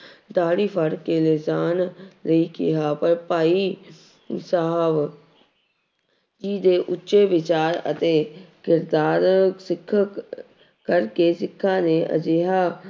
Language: Punjabi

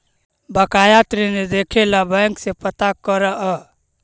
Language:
Magahi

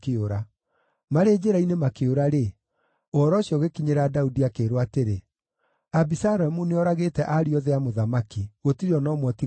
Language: Kikuyu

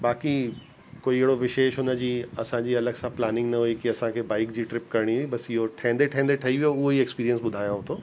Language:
Sindhi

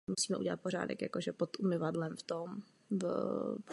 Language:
Czech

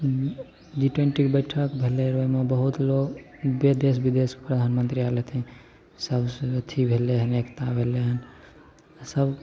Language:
Maithili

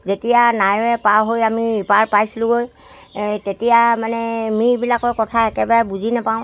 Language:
Assamese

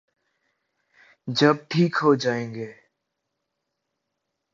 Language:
Urdu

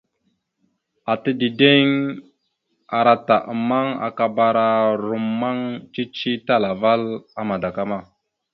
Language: Mada (Cameroon)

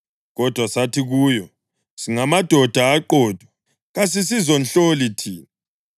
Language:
North Ndebele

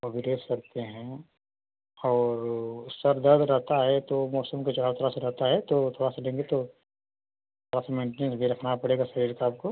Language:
Hindi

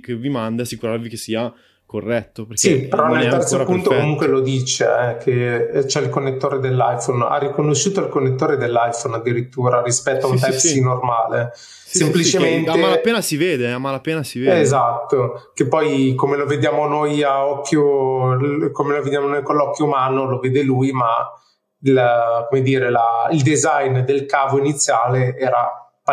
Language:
Italian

